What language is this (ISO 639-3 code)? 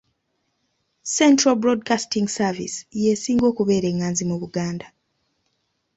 lug